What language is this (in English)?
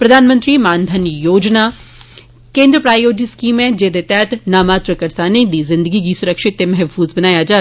Dogri